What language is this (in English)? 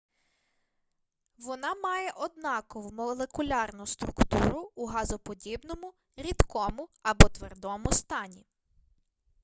Ukrainian